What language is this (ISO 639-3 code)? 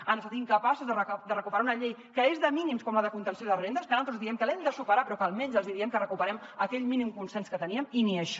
cat